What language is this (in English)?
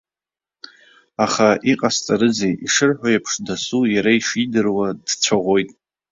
Abkhazian